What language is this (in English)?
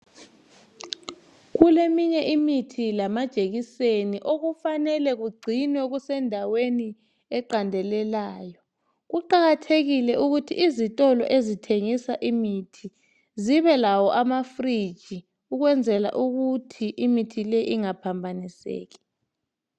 North Ndebele